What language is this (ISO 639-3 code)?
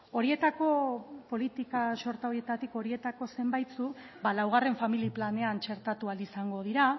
eus